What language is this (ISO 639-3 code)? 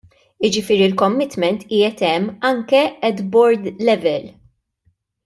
mlt